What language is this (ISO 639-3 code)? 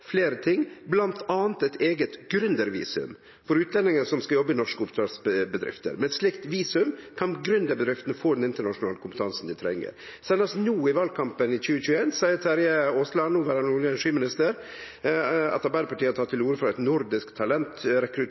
nno